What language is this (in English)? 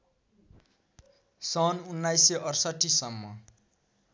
Nepali